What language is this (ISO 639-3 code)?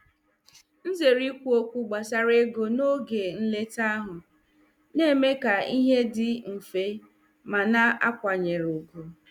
ibo